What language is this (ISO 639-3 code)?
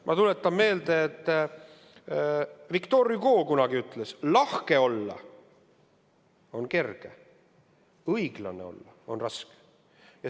est